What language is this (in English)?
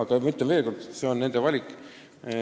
Estonian